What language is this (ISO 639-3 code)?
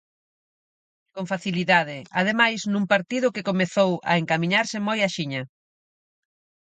glg